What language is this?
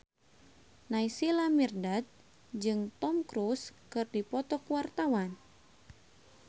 Sundanese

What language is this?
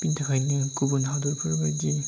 Bodo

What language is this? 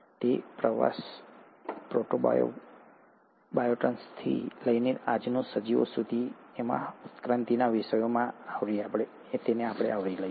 Gujarati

